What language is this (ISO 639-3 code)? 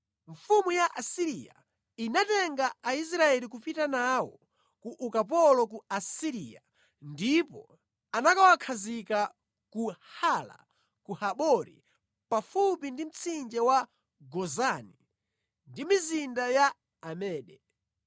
nya